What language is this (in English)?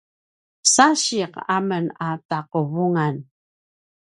Paiwan